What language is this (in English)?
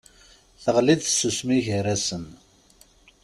Kabyle